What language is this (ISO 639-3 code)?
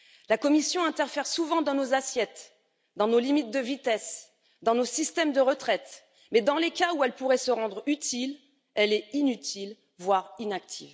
fra